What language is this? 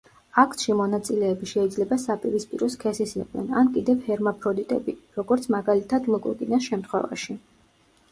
Georgian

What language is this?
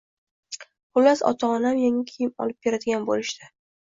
Uzbek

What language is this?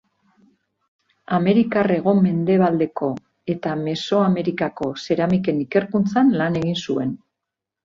Basque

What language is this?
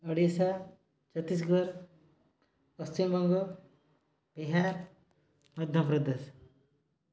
Odia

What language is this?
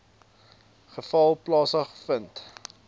Afrikaans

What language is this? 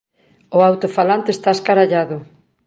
Galician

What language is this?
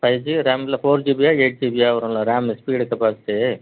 Tamil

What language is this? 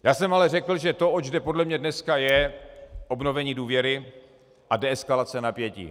Czech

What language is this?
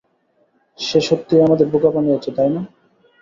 Bangla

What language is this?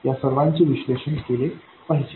Marathi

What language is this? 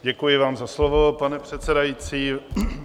Czech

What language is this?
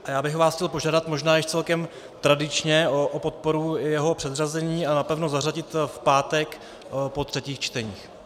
Czech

